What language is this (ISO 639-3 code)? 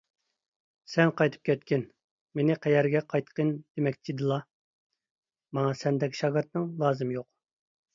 uig